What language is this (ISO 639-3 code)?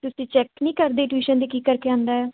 pan